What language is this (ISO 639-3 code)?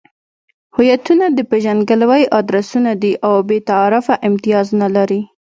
pus